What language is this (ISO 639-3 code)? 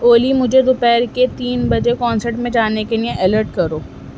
urd